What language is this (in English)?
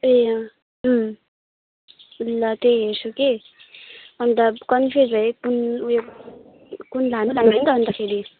Nepali